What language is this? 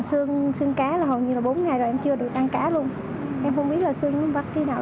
Vietnamese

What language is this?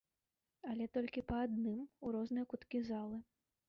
Belarusian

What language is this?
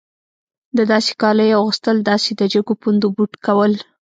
Pashto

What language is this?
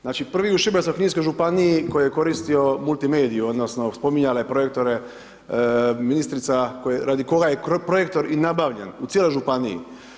Croatian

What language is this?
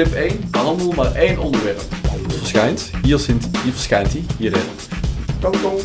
Dutch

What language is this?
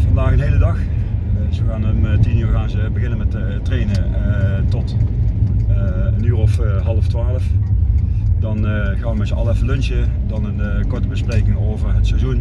Dutch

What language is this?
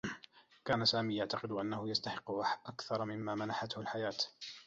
Arabic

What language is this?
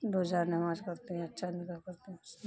Urdu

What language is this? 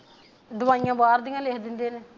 Punjabi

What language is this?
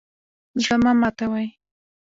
Pashto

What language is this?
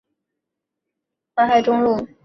Chinese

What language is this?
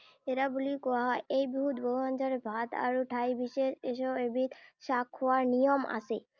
Assamese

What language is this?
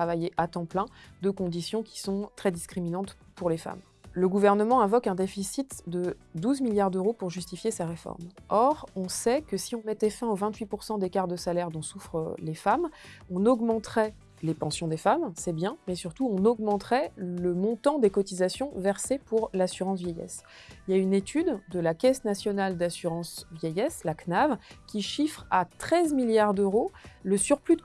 French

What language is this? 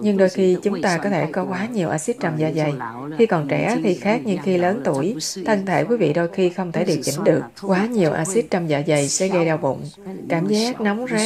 Vietnamese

